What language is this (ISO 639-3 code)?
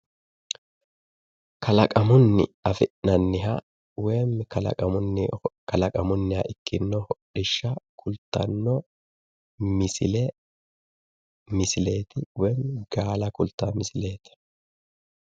sid